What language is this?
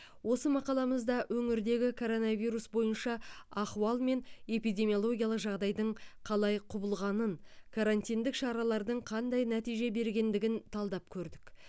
Kazakh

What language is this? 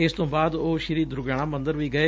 Punjabi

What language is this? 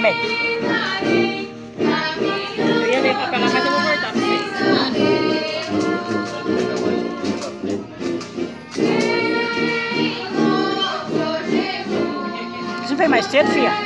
Portuguese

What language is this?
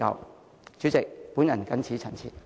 Cantonese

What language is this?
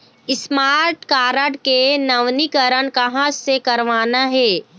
Chhattisgarhi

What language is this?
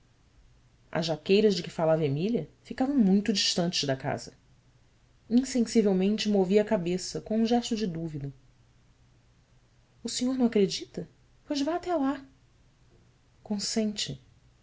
Portuguese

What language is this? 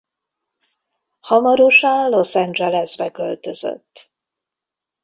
Hungarian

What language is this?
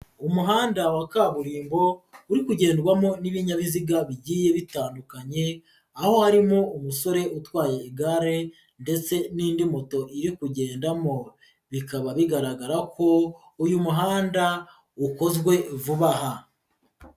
Kinyarwanda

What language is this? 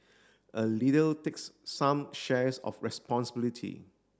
English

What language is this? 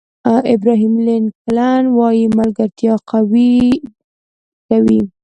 Pashto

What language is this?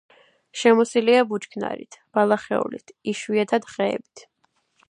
Georgian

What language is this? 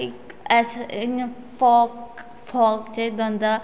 Dogri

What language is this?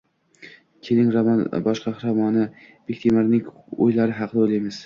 Uzbek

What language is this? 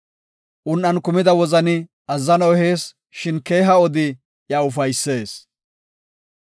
Gofa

